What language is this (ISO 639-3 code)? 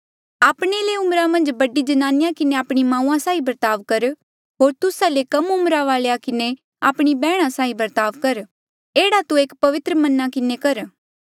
mjl